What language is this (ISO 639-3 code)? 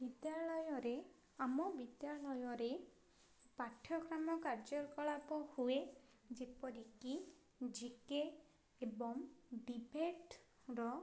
ori